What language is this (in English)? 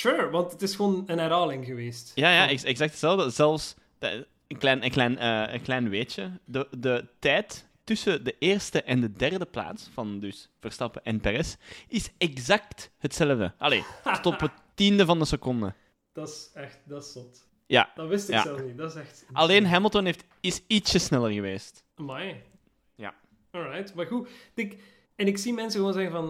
Dutch